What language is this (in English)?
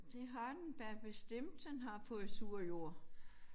Danish